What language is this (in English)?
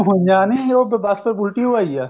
Punjabi